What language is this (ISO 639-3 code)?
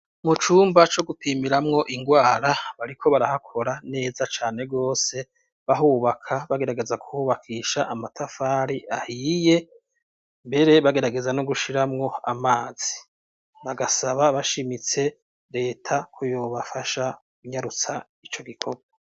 run